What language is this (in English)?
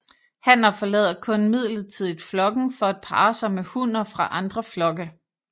Danish